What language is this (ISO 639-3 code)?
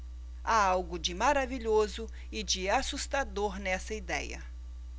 por